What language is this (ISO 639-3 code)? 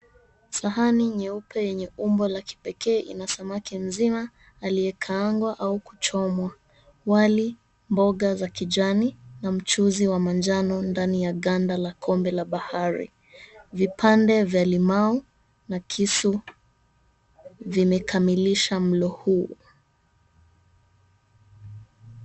swa